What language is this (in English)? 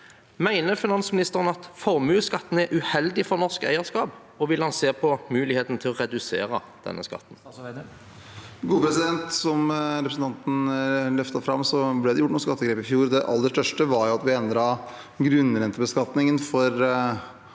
Norwegian